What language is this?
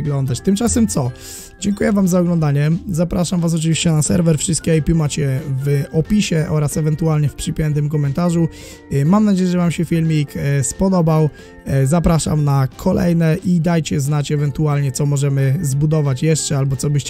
Polish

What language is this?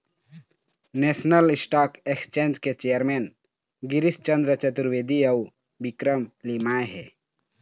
Chhattisgarhi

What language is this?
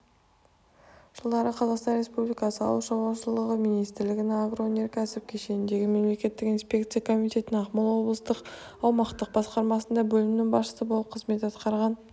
Kazakh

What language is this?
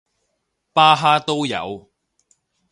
Cantonese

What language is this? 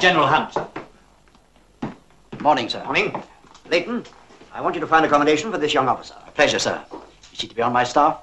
English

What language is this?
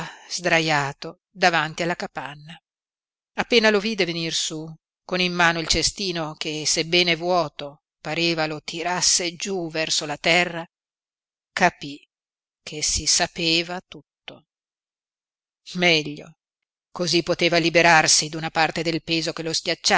Italian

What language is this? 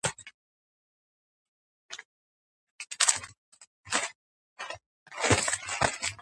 Georgian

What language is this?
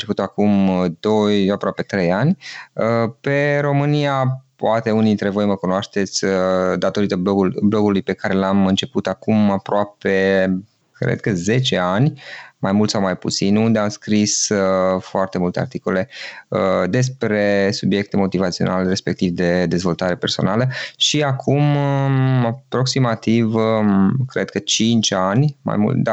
Romanian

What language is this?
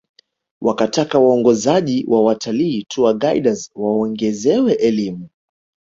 Swahili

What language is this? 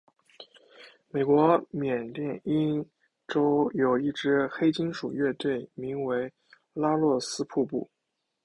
Chinese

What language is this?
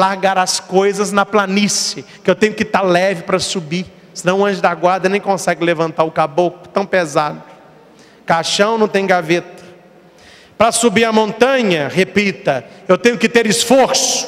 Portuguese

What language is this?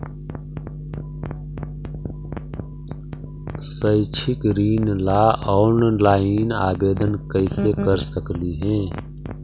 Magahi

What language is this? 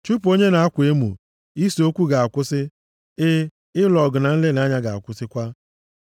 Igbo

